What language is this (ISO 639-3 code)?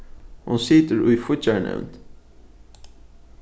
fao